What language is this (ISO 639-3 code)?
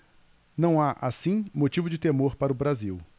por